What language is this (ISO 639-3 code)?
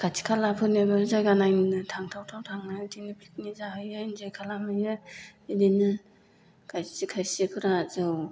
brx